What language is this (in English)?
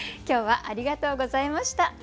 Japanese